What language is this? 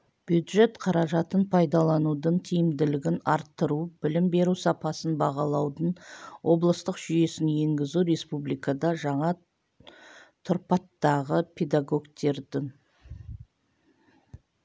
Kazakh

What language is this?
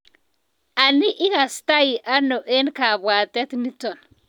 Kalenjin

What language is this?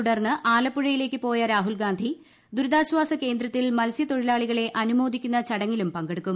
Malayalam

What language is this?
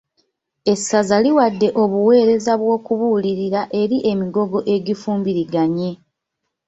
Ganda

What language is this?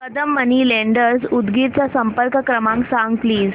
Marathi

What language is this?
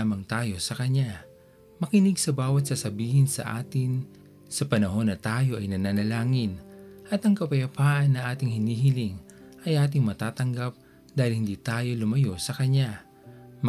Filipino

